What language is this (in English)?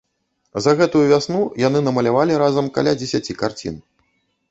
Belarusian